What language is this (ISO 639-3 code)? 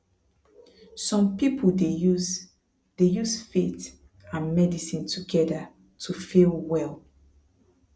pcm